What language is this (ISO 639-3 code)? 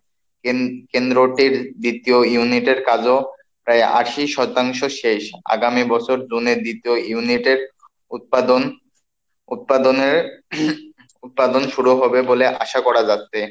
ben